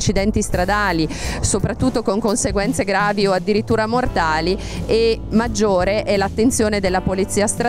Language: Italian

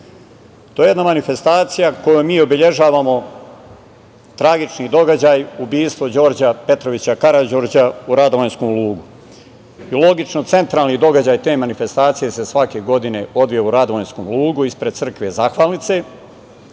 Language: Serbian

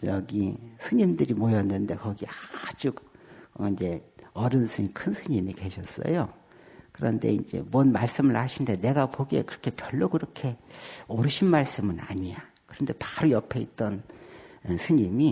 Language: Korean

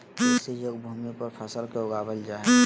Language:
Magahi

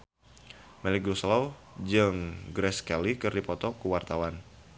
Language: Sundanese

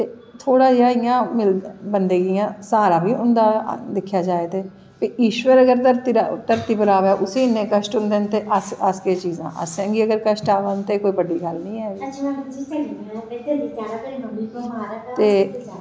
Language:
Dogri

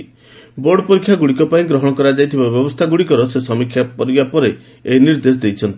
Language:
Odia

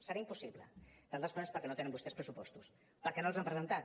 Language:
Catalan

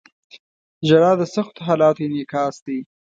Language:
Pashto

